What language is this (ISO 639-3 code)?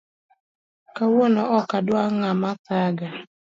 luo